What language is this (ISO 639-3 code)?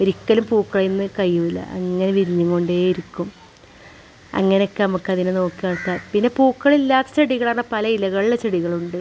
mal